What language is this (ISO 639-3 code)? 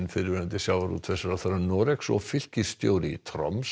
isl